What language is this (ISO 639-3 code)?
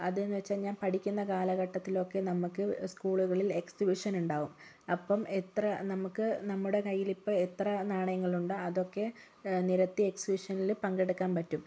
mal